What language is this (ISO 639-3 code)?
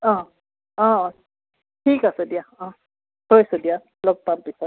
asm